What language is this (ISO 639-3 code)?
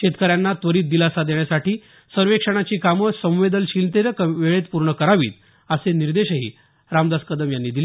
mar